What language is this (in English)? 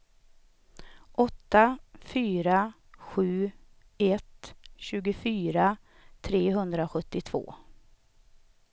Swedish